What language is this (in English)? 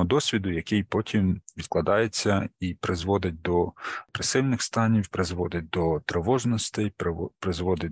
Ukrainian